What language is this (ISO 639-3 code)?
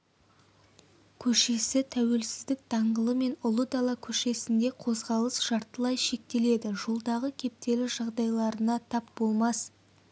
kaz